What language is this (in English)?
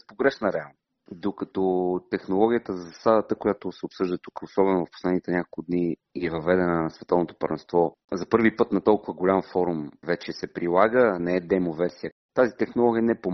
Bulgarian